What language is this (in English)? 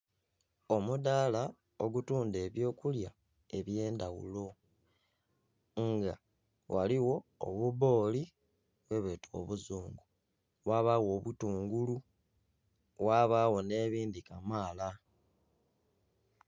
Soga